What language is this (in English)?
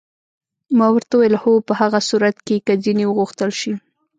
Pashto